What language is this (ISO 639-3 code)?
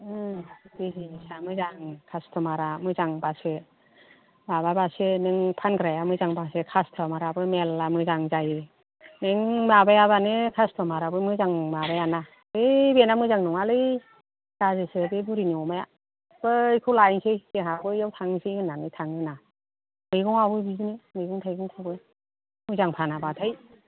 brx